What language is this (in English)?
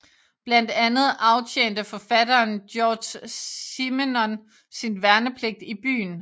Danish